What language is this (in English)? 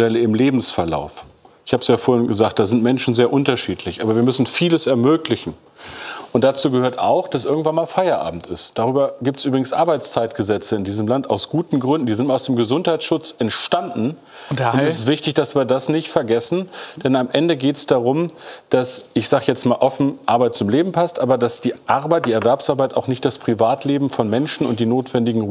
German